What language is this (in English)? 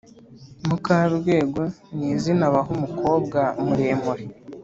Kinyarwanda